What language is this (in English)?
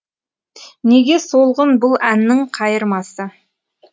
Kazakh